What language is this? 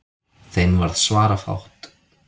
Icelandic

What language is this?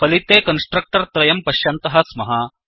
Sanskrit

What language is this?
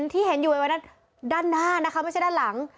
Thai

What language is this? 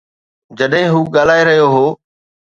Sindhi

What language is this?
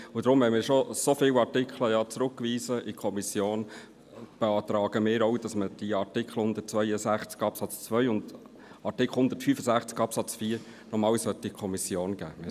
Swiss German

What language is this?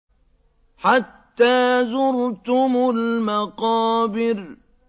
Arabic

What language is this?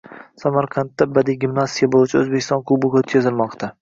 Uzbek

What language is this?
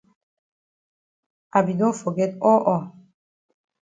Cameroon Pidgin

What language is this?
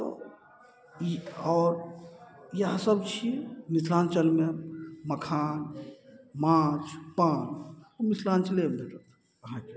Maithili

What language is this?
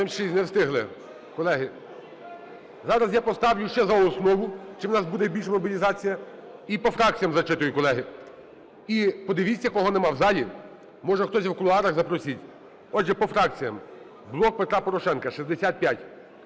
Ukrainian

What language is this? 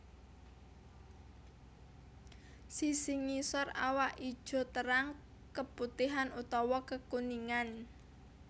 Javanese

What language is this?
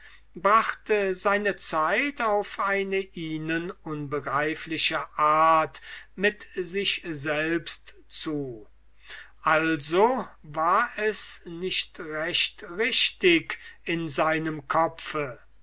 German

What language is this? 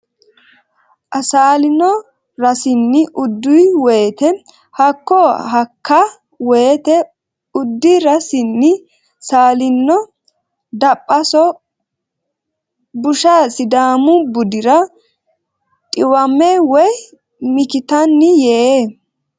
Sidamo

